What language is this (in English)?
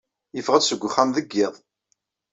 Kabyle